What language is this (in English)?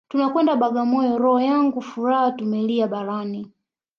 Swahili